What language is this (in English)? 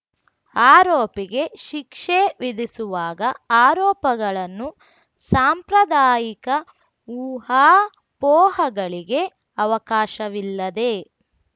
Kannada